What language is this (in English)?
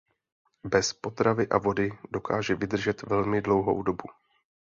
Czech